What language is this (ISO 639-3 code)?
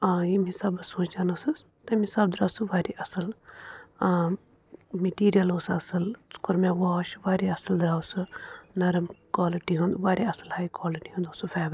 kas